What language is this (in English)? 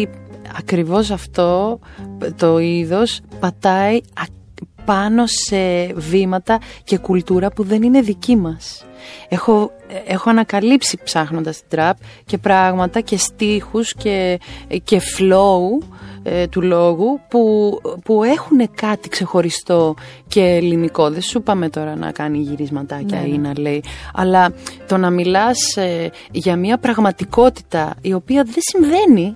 Greek